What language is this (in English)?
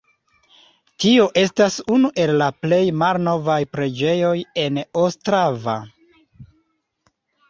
Esperanto